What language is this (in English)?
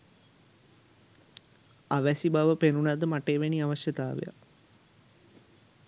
Sinhala